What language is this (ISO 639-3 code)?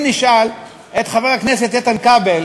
heb